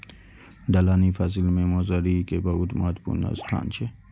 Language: Maithili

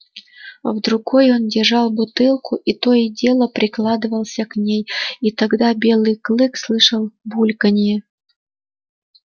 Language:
Russian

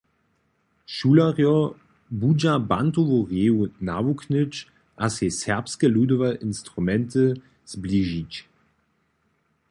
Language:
Upper Sorbian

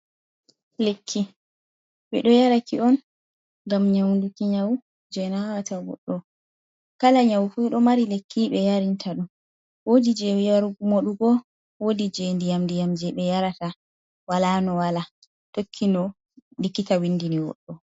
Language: Fula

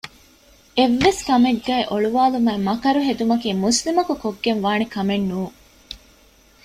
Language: Divehi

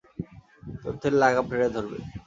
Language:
Bangla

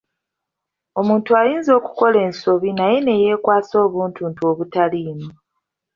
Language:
Ganda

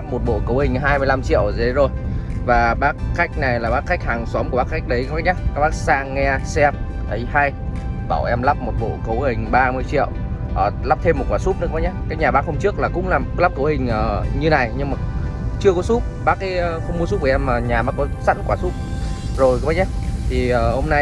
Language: Vietnamese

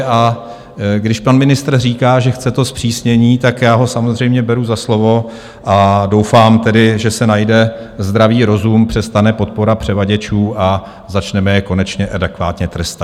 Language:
Czech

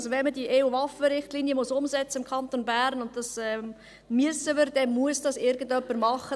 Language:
Swiss German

